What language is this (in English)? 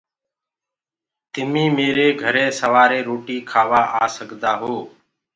Gurgula